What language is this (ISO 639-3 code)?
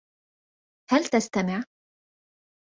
ara